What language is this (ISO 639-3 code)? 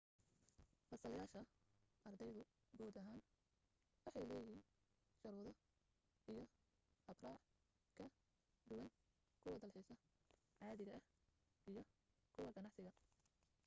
som